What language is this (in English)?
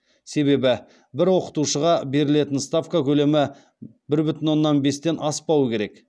Kazakh